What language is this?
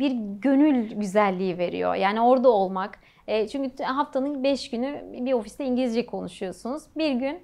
Turkish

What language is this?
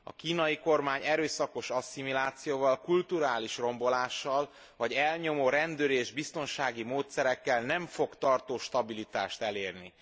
Hungarian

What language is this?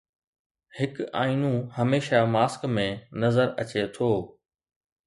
Sindhi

